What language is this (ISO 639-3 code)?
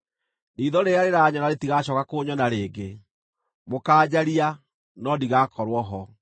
kik